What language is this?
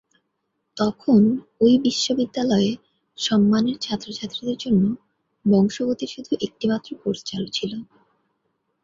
Bangla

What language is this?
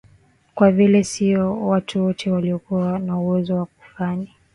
Swahili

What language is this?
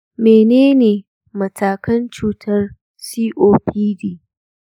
Hausa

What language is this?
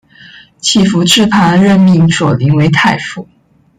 Chinese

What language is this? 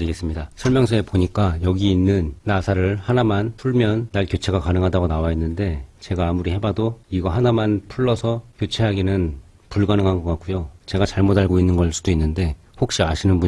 Korean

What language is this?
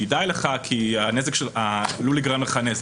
Hebrew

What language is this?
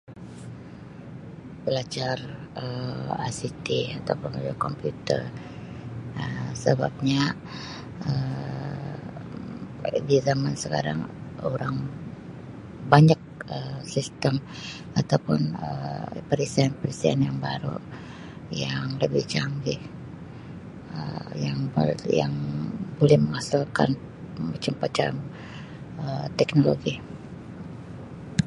Sabah Malay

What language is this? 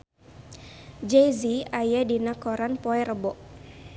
Sundanese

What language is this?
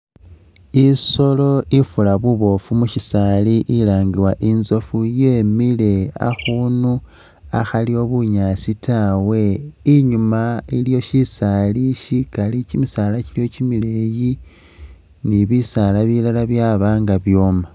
Masaaba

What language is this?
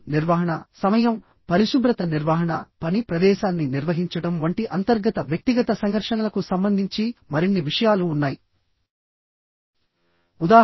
Telugu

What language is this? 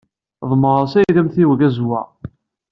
Kabyle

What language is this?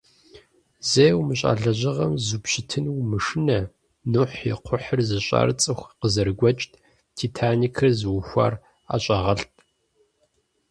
Kabardian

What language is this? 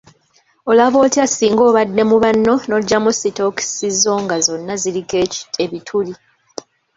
Ganda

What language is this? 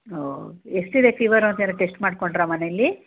Kannada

